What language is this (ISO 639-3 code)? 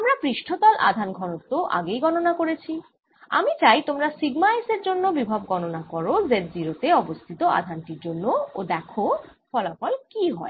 ben